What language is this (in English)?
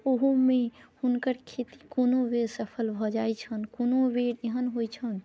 Maithili